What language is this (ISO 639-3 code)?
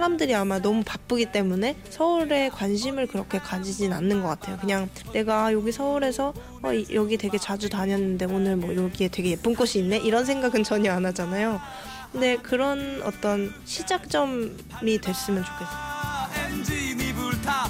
kor